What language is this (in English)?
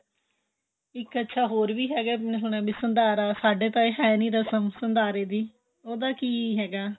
Punjabi